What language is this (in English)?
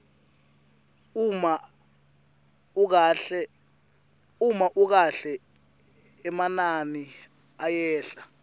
Swati